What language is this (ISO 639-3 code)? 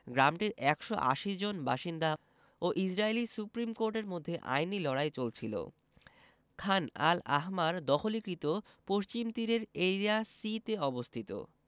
ben